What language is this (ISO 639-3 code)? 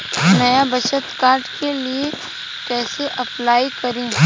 bho